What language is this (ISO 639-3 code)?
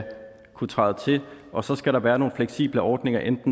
dan